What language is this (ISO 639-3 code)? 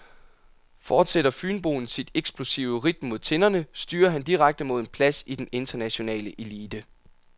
dan